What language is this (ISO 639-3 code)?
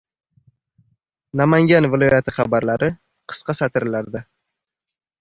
uzb